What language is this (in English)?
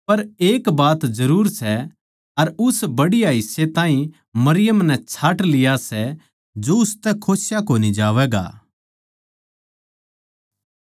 Haryanvi